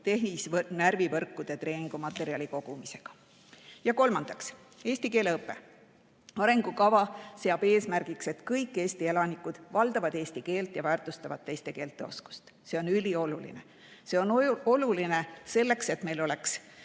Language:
Estonian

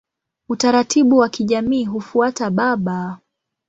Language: Swahili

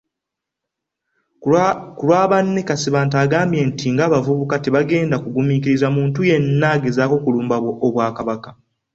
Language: Ganda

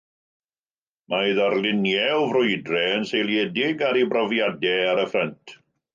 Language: Welsh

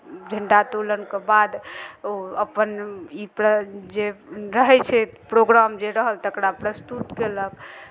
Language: Maithili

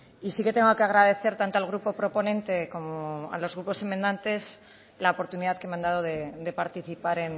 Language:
Spanish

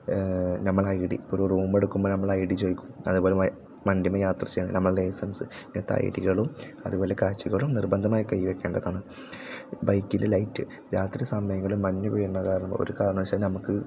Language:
Malayalam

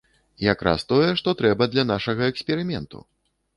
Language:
Belarusian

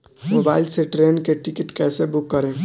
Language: Bhojpuri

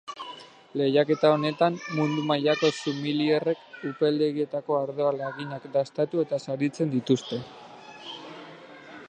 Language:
Basque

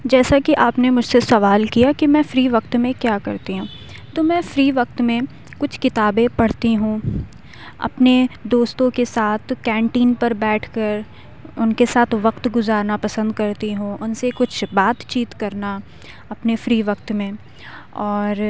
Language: Urdu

